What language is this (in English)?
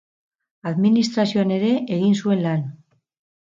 Basque